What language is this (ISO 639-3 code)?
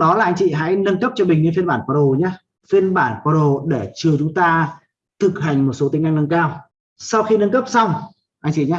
vie